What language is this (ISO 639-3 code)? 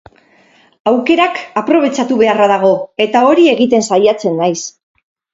eus